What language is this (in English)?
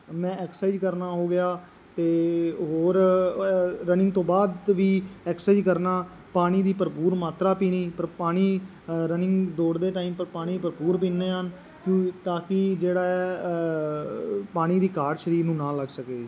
Punjabi